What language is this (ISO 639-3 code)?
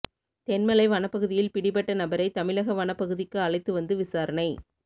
tam